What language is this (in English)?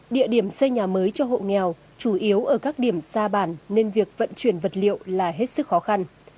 Vietnamese